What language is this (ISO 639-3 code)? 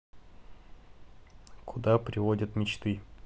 rus